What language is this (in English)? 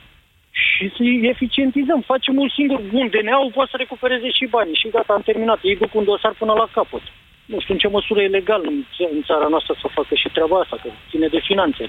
Romanian